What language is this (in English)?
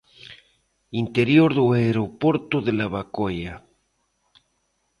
Galician